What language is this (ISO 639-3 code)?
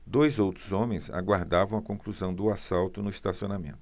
por